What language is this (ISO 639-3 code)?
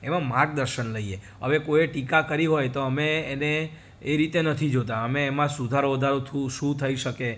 guj